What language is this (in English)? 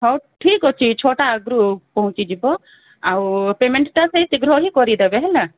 Odia